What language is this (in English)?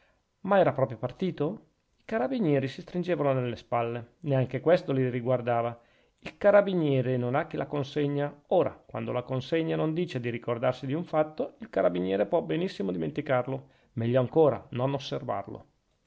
Italian